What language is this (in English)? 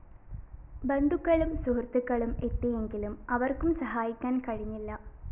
Malayalam